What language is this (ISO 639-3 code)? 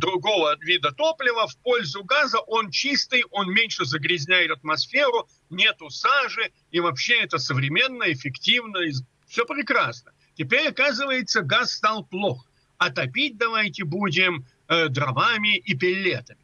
rus